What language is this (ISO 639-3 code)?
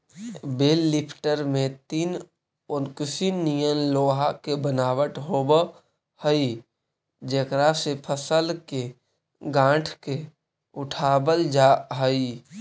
mag